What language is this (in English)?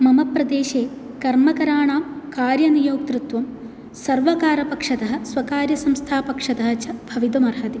Sanskrit